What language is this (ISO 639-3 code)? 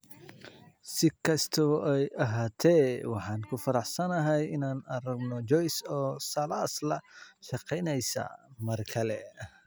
som